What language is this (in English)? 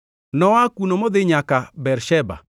Luo (Kenya and Tanzania)